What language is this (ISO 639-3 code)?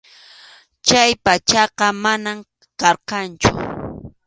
qxu